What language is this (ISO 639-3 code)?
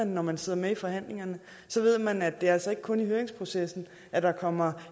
dan